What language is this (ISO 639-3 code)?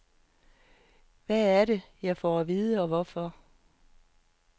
dan